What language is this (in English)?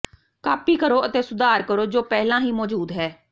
Punjabi